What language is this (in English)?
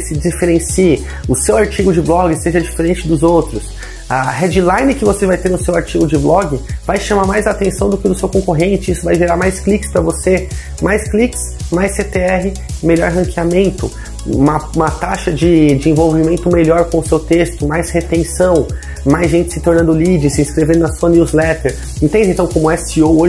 Portuguese